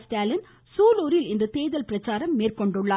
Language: Tamil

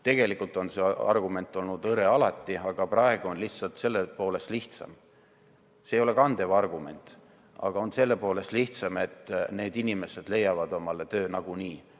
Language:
Estonian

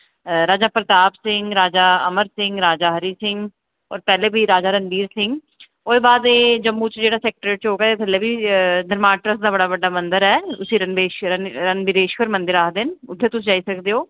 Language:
Dogri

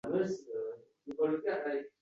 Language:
Uzbek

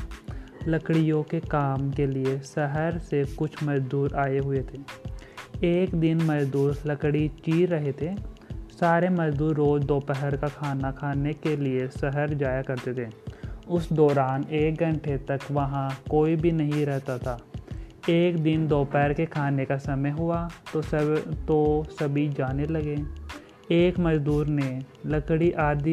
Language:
Hindi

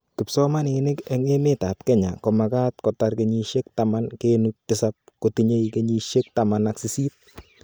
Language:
Kalenjin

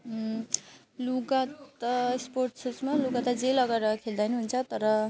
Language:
Nepali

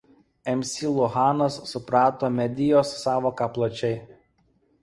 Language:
Lithuanian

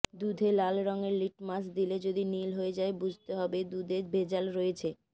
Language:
Bangla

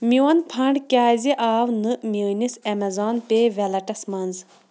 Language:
Kashmiri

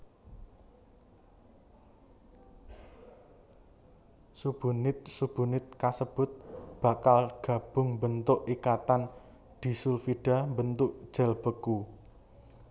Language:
Javanese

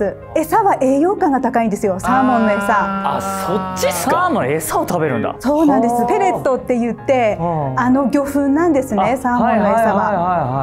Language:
Japanese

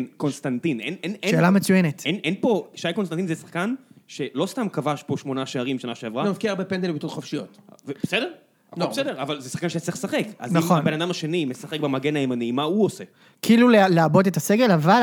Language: Hebrew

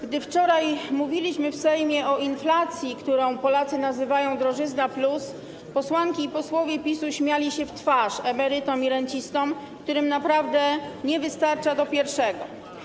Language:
Polish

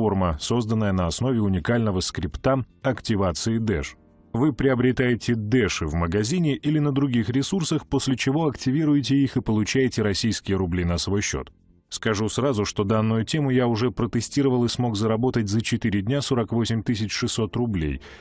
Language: Russian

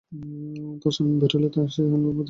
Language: Bangla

